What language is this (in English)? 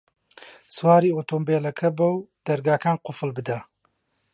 Central Kurdish